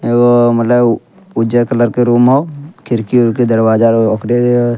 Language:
Angika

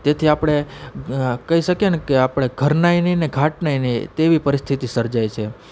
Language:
Gujarati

